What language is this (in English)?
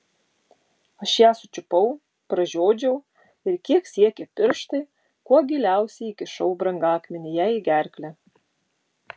Lithuanian